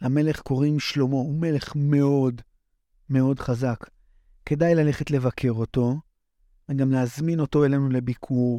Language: Hebrew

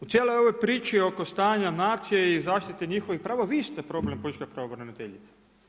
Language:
Croatian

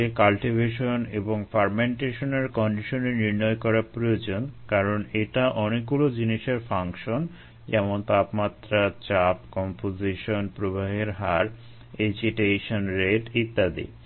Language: Bangla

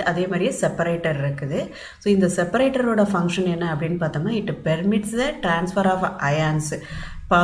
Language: Indonesian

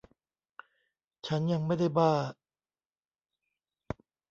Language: Thai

